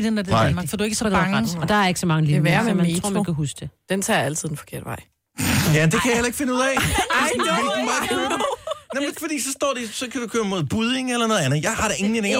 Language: Danish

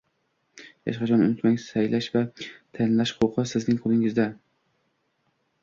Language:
Uzbek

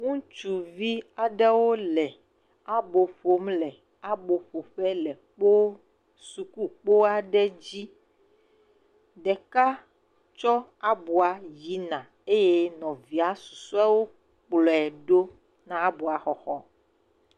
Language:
Ewe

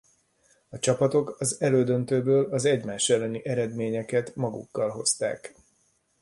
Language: Hungarian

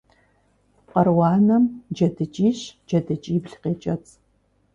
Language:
Kabardian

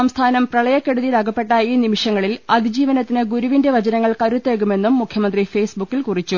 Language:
Malayalam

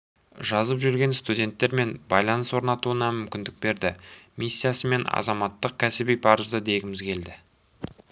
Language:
Kazakh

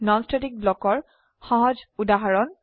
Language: Assamese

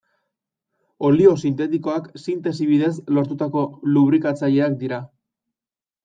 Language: Basque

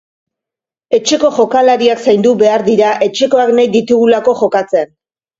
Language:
Basque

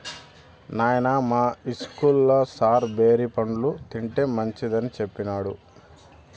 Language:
Telugu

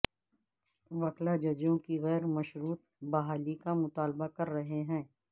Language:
Urdu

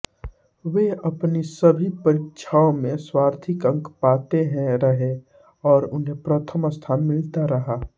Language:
Hindi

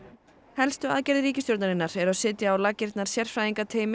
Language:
Icelandic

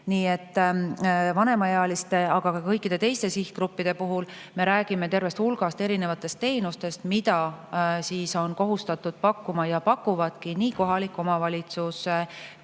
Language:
Estonian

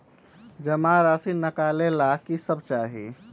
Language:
Magahi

